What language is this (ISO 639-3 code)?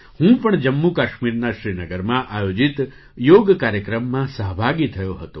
guj